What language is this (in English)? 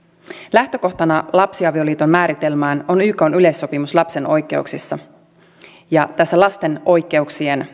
Finnish